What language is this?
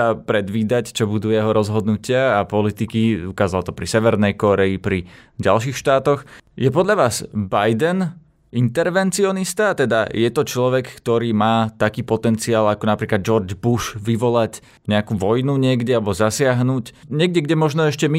Slovak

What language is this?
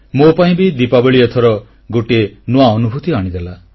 Odia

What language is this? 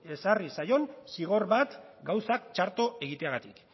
Basque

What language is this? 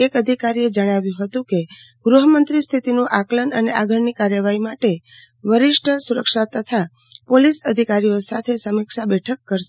Gujarati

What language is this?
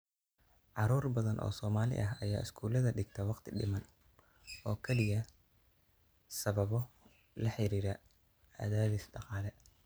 Somali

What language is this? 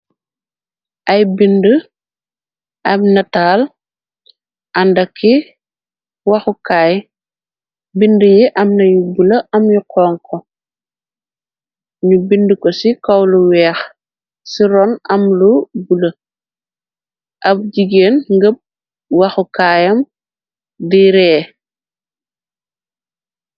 Wolof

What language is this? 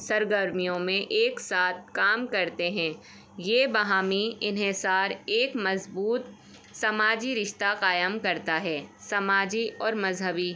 Urdu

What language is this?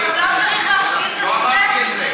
Hebrew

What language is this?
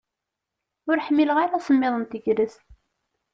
Kabyle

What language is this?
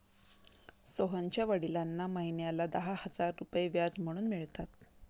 Marathi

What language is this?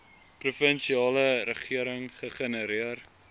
Afrikaans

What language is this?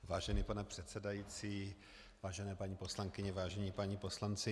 Czech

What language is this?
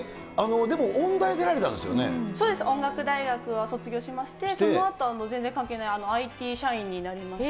Japanese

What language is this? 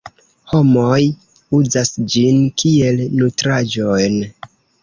Esperanto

